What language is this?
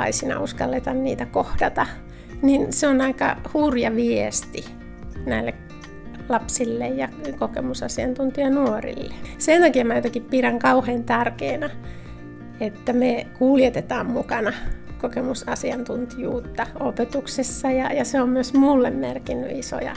Finnish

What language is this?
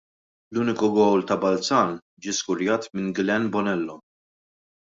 Maltese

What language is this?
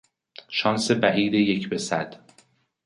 Persian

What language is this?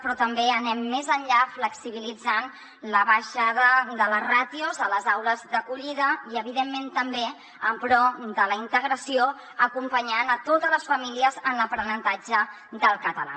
Catalan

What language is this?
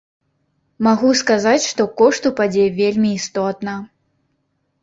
Belarusian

